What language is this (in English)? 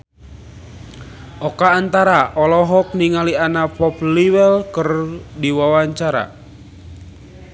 Sundanese